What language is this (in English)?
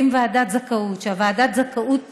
Hebrew